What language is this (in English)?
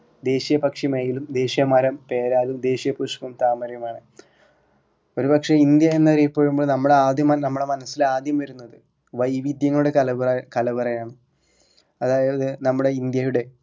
Malayalam